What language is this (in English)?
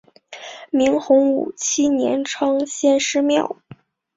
Chinese